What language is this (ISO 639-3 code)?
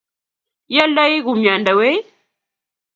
kln